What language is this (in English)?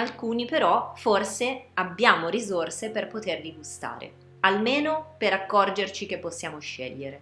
Italian